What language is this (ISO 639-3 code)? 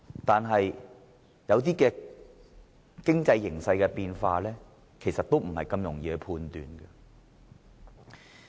yue